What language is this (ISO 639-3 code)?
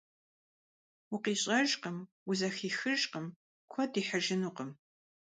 kbd